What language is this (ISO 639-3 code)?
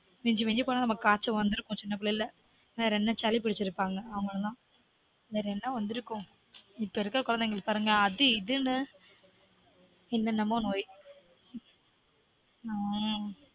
tam